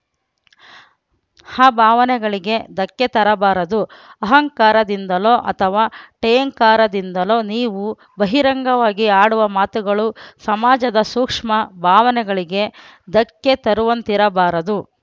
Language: Kannada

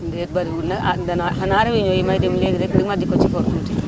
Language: Wolof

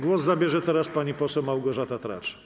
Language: Polish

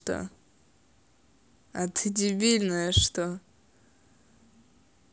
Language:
Russian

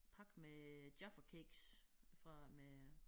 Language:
Danish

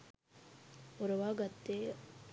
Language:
Sinhala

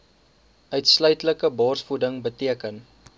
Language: Afrikaans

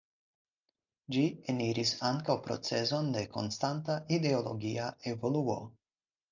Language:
Esperanto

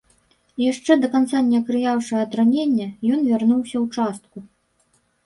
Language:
Belarusian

